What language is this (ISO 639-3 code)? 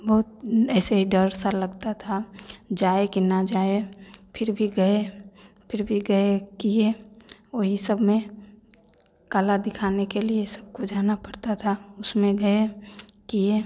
hin